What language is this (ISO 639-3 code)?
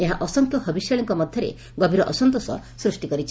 ori